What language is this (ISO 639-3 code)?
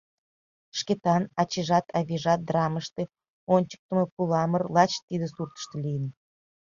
chm